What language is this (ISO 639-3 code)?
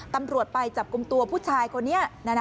tha